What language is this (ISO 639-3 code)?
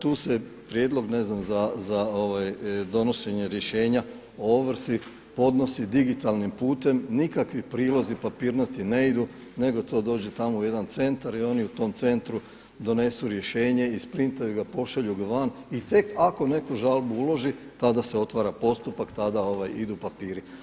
hrv